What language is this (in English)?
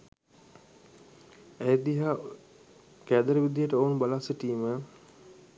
Sinhala